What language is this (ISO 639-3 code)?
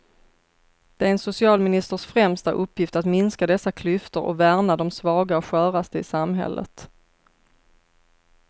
swe